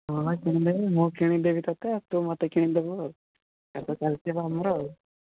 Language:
Odia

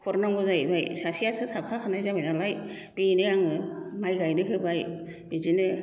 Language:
Bodo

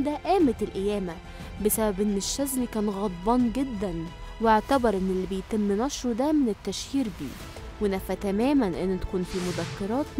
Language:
Arabic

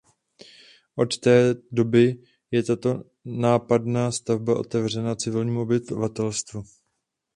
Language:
Czech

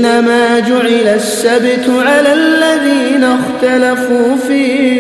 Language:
Arabic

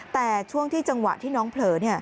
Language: Thai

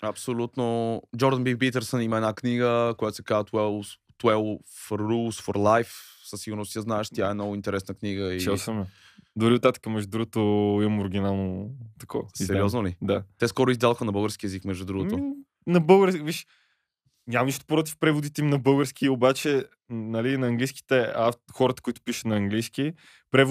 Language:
Bulgarian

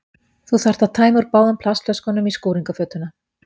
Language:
Icelandic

